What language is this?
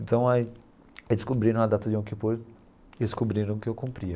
Portuguese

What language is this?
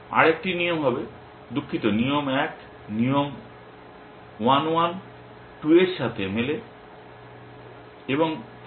Bangla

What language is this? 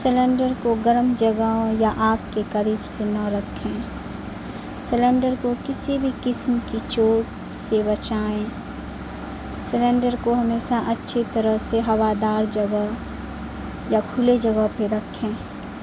Urdu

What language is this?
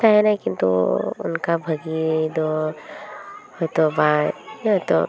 Santali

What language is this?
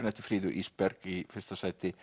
Icelandic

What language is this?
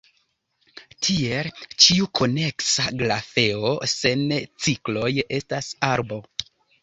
Esperanto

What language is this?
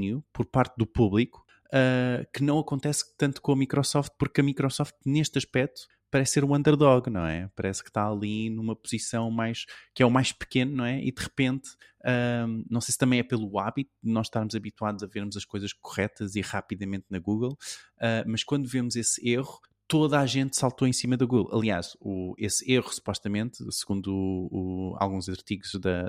Portuguese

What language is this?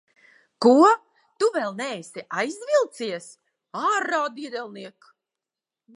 Latvian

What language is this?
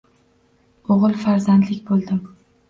Uzbek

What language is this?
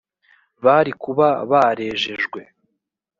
Kinyarwanda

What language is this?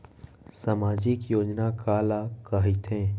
Chhattisgarhi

